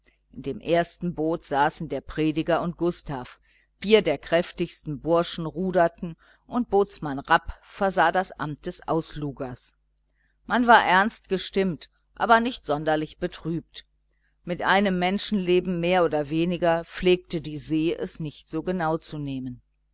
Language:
German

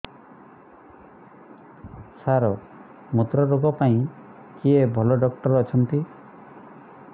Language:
Odia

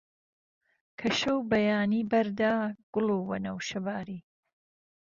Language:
Central Kurdish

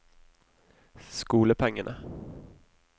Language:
Norwegian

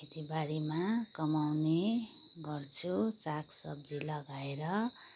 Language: Nepali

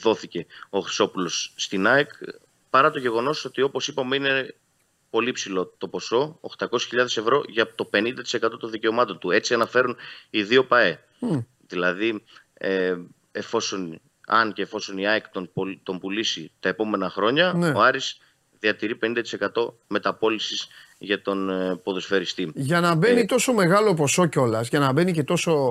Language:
Greek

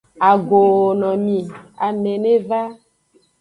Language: Aja (Benin)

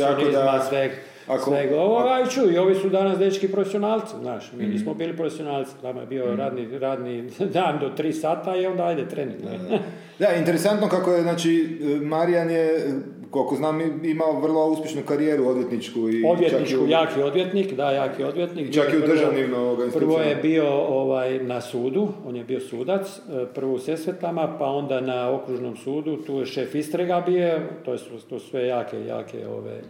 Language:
Croatian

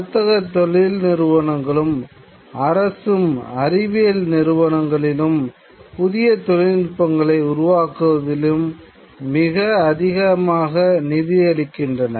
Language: Tamil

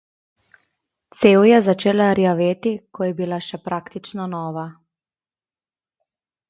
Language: Slovenian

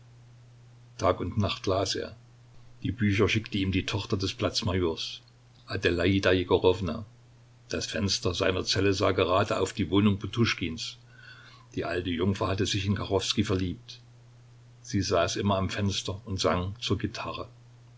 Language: German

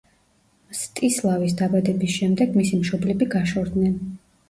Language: Georgian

